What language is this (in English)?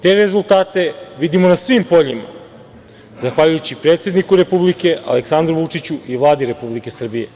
Serbian